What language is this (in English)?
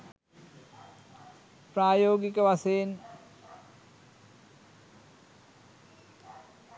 Sinhala